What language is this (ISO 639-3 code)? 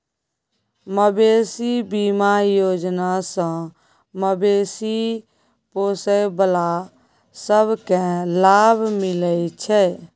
mai